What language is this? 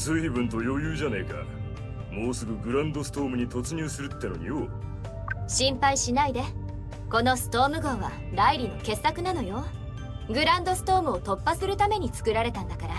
Japanese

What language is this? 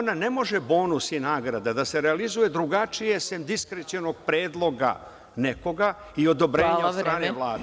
Serbian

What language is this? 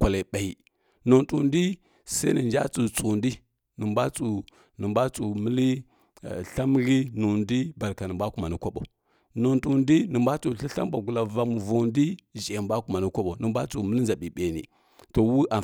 Kirya-Konzəl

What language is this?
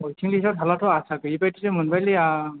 Bodo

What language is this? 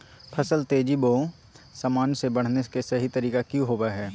Magahi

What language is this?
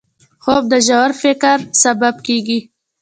Pashto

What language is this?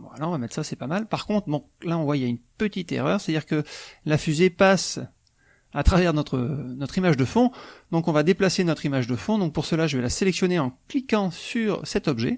French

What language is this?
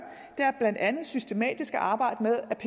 Danish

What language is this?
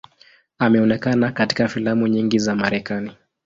Swahili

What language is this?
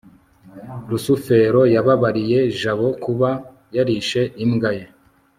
Kinyarwanda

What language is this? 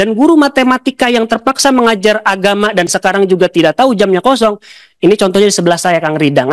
Indonesian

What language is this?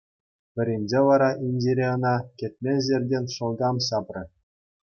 Chuvash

